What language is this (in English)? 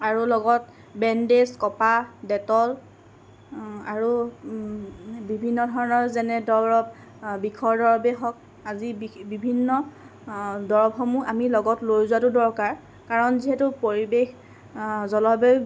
Assamese